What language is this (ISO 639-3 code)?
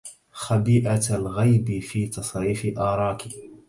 ara